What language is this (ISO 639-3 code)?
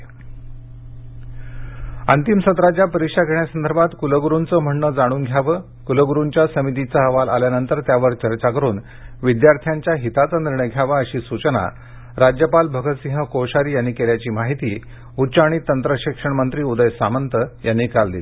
mar